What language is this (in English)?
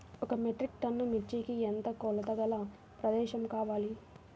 Telugu